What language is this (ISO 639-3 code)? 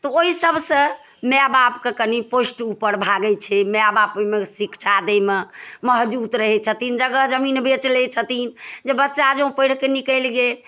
mai